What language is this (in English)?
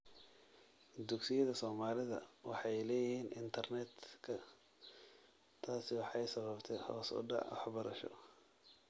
Somali